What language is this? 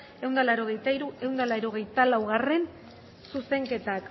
Basque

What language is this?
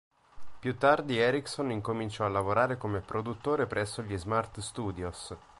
Italian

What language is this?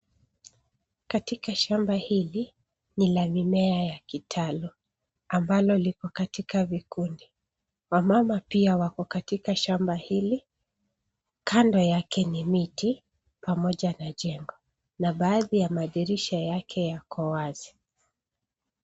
Swahili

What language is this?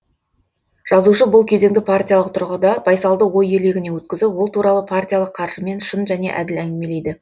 Kazakh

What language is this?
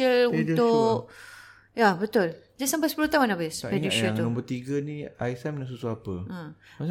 Malay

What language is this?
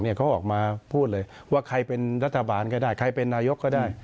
Thai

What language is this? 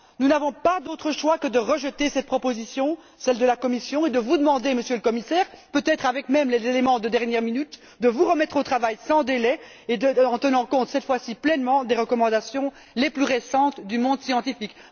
French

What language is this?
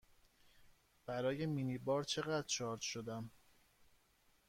Persian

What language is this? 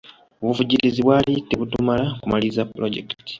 Ganda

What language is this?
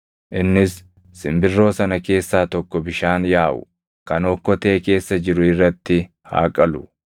Oromo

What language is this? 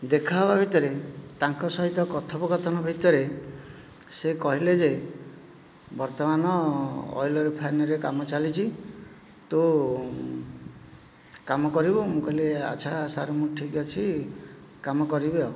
Odia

